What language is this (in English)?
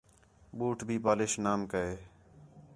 Khetrani